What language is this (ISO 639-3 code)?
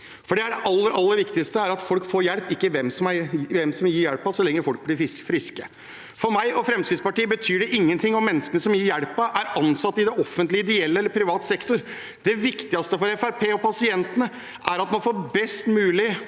nor